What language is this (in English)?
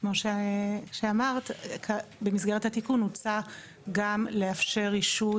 Hebrew